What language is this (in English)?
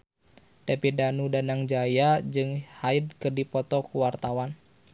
Sundanese